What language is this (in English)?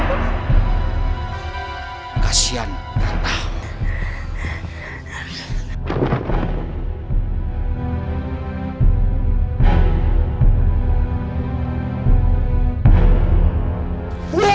Indonesian